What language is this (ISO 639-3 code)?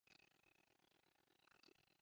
fry